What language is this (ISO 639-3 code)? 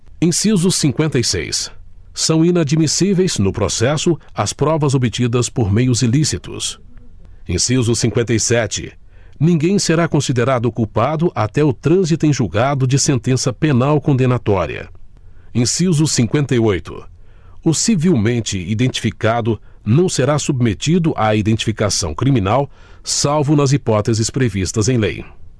por